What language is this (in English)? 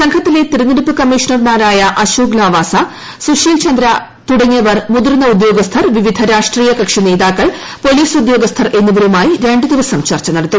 Malayalam